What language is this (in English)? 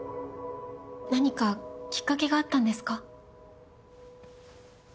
Japanese